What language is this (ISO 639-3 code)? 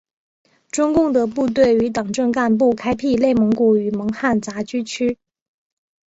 zho